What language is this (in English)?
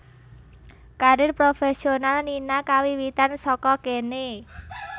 Javanese